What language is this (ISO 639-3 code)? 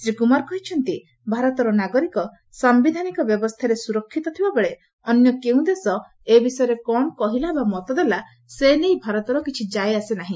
ori